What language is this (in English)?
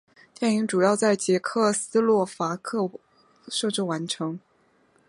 Chinese